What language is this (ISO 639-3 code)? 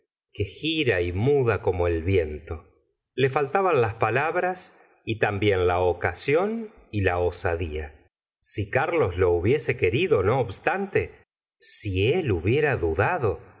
spa